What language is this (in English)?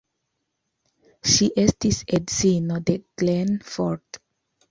Esperanto